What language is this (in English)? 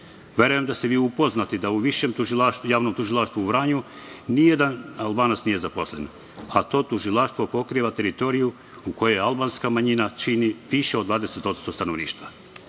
Serbian